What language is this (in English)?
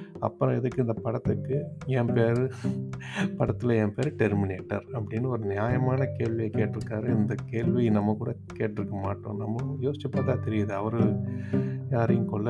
Tamil